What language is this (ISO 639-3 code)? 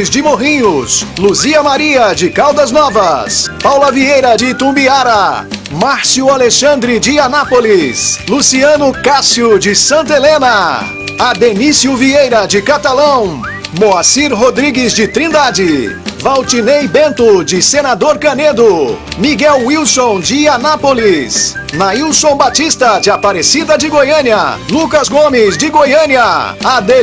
por